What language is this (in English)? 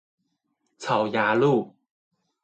Chinese